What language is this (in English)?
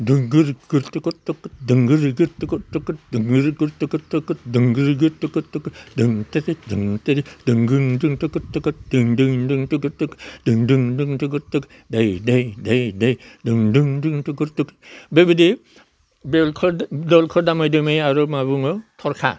Bodo